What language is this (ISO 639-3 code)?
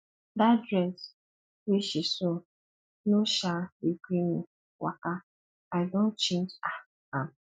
pcm